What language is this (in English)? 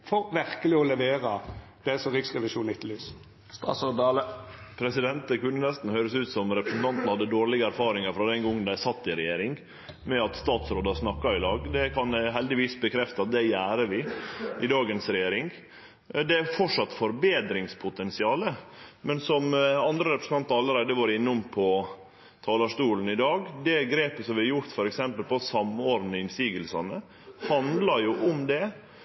Norwegian Nynorsk